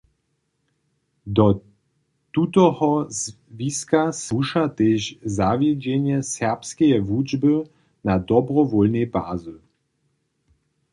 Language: Upper Sorbian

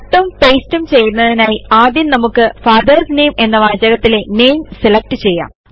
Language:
Malayalam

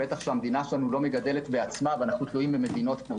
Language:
Hebrew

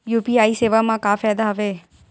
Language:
Chhattisgarhi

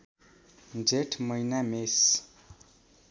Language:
Nepali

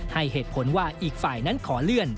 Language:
Thai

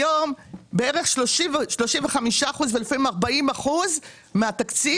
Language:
Hebrew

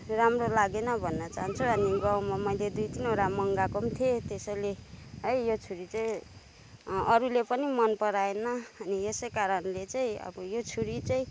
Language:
Nepali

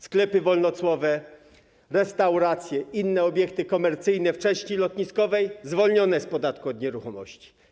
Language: Polish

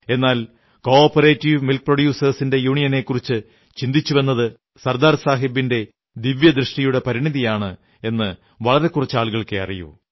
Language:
Malayalam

